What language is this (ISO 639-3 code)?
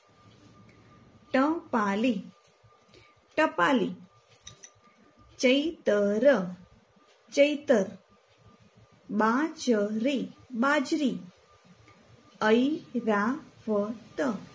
guj